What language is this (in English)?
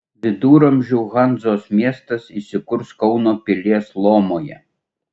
Lithuanian